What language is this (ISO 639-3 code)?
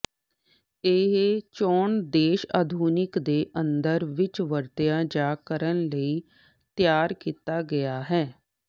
pan